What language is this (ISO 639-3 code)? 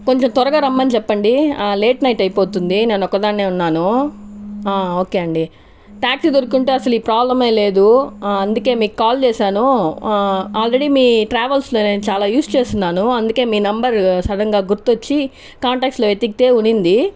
tel